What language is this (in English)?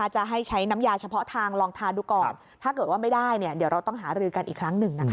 Thai